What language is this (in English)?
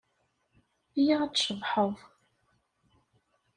Kabyle